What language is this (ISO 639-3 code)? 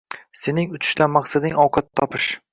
uzb